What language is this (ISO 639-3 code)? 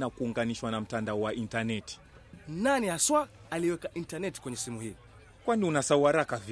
swa